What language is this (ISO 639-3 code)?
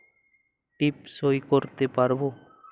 ben